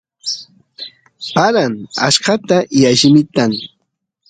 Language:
Santiago del Estero Quichua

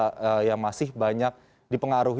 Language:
Indonesian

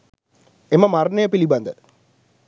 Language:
Sinhala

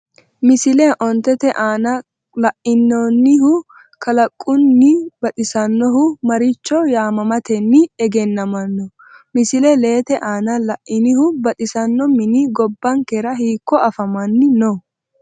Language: Sidamo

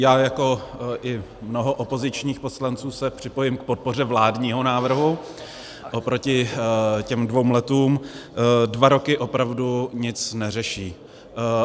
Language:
Czech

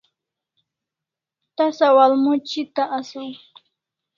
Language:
Kalasha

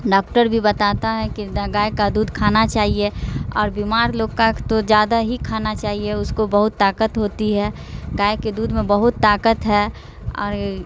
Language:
Urdu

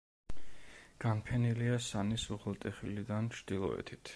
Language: Georgian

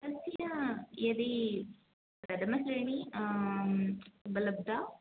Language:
Sanskrit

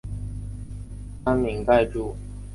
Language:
Chinese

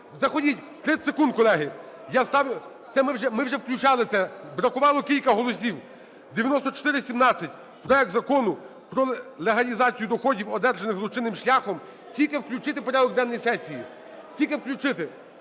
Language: Ukrainian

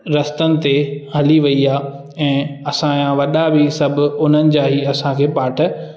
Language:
Sindhi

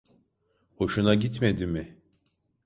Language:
Turkish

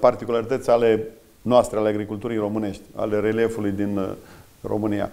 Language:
Romanian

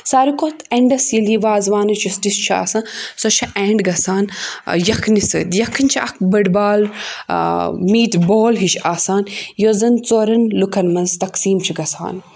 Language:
Kashmiri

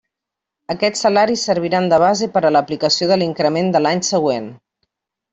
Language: Catalan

